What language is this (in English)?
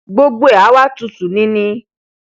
Yoruba